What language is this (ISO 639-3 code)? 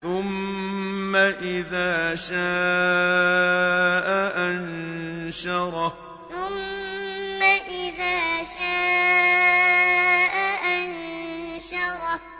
ara